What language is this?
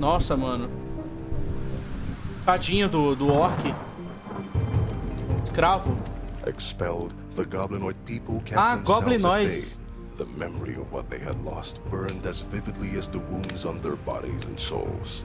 Portuguese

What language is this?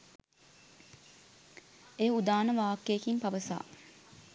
Sinhala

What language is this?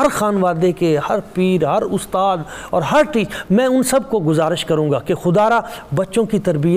Urdu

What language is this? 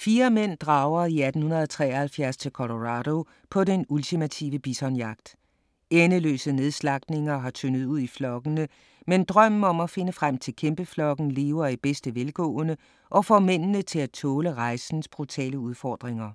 Danish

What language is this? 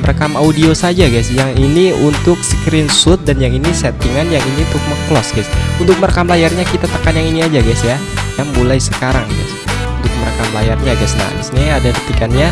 Indonesian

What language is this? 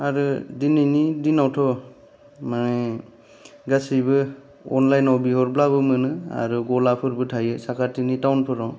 Bodo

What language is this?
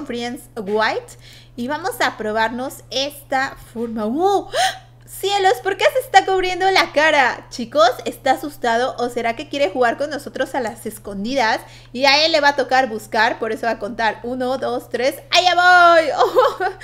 Spanish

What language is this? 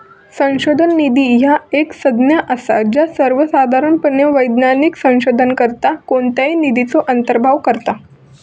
Marathi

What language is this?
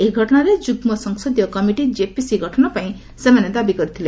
Odia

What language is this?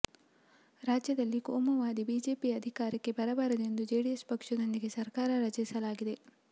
Kannada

